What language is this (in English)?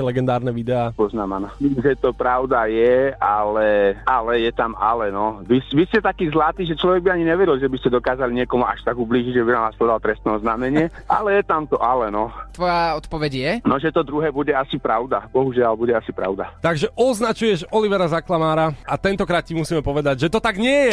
Slovak